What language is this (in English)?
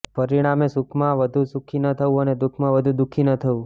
Gujarati